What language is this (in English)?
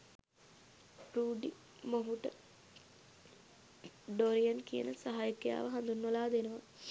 Sinhala